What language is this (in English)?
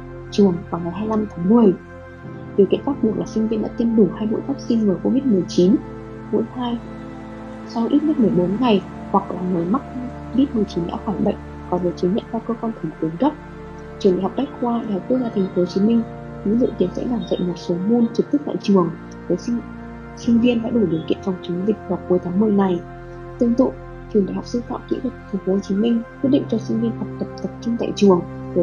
Vietnamese